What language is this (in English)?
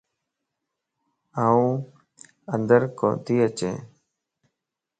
Lasi